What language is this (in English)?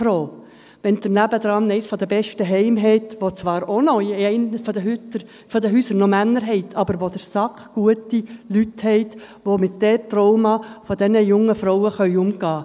Swiss German